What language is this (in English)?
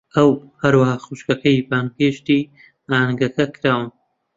Central Kurdish